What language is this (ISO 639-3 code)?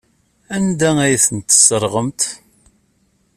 kab